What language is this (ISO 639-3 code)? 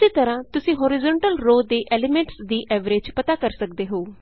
pan